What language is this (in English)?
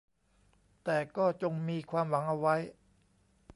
Thai